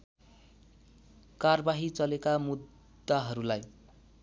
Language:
Nepali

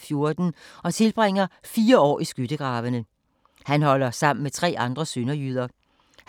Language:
Danish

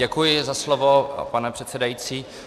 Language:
Czech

